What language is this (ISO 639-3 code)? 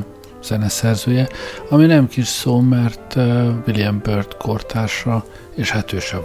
hun